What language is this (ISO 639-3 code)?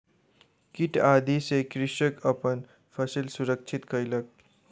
mai